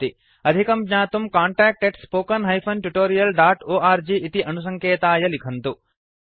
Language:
Sanskrit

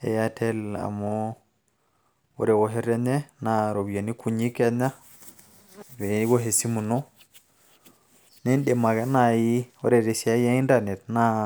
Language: Masai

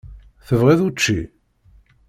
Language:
Kabyle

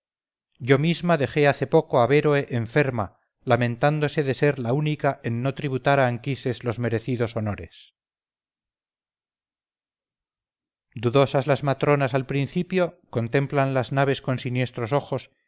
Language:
Spanish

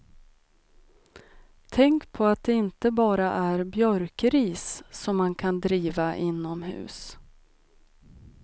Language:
Swedish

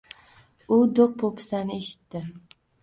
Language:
Uzbek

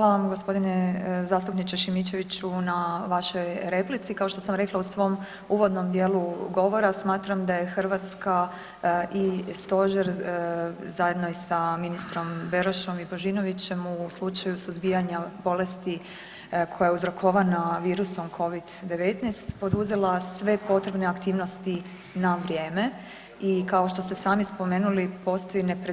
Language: Croatian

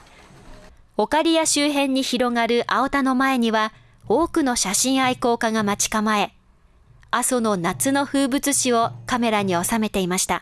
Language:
Japanese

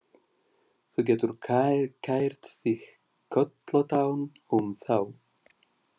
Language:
Icelandic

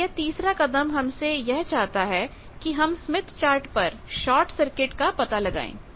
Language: Hindi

